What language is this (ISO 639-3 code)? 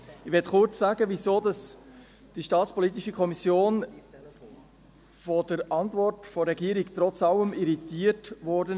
gsw